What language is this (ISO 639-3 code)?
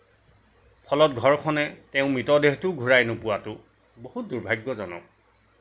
asm